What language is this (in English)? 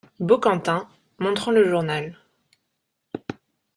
French